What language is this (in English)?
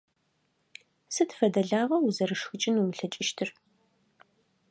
Adyghe